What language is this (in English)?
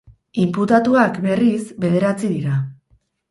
Basque